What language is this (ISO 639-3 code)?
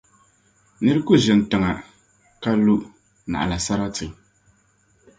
dag